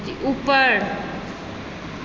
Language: Maithili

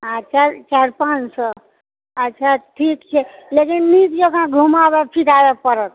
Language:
Maithili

